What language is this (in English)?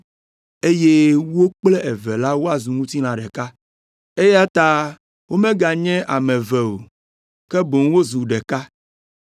Ewe